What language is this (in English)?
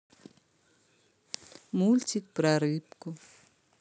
Russian